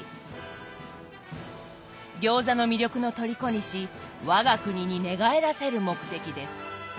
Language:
Japanese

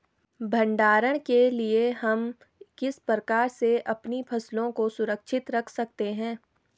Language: Hindi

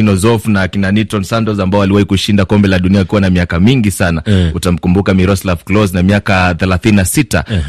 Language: Swahili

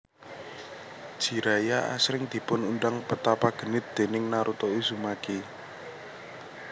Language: Javanese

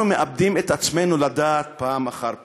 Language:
Hebrew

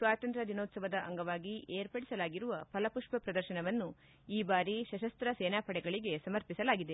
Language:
Kannada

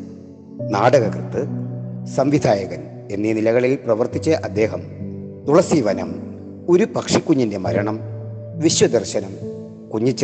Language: Malayalam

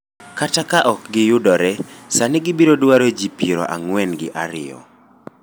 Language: Luo (Kenya and Tanzania)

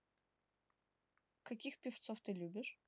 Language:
Russian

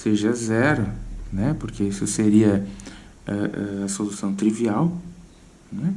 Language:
Portuguese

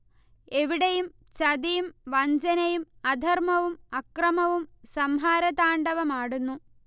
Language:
Malayalam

